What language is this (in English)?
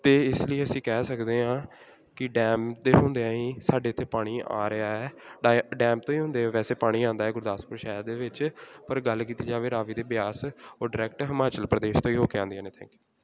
Punjabi